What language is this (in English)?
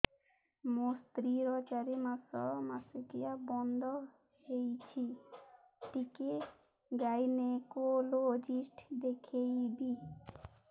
Odia